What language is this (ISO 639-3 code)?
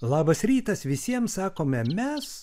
lit